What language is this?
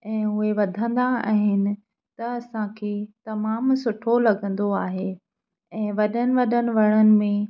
Sindhi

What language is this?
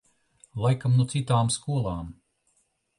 Latvian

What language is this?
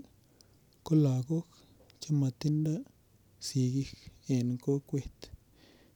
Kalenjin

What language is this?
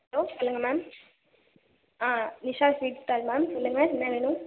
Tamil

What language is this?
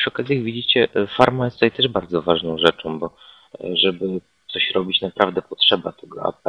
Polish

